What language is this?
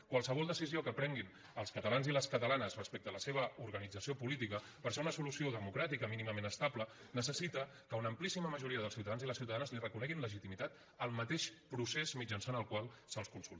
Catalan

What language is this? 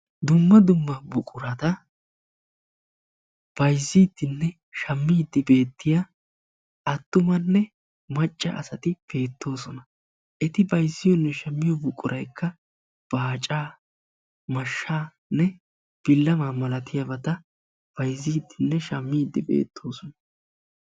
Wolaytta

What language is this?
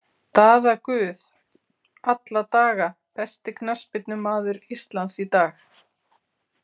Icelandic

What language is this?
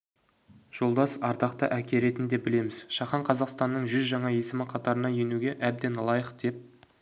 Kazakh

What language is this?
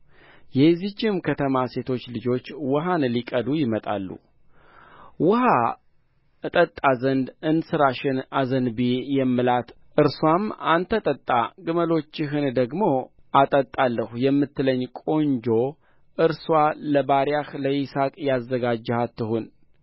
Amharic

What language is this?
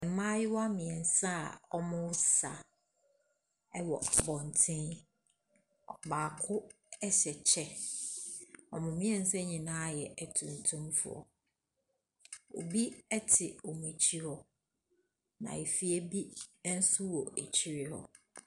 Akan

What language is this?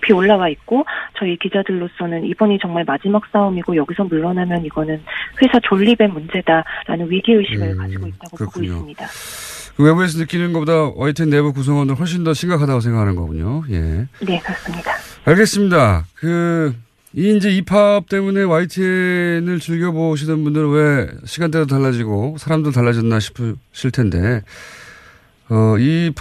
Korean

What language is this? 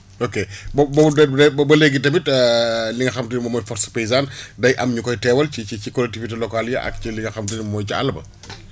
Wolof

